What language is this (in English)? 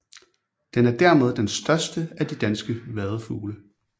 Danish